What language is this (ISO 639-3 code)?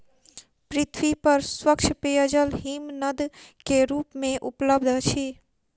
mai